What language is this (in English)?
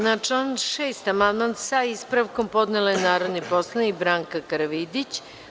Serbian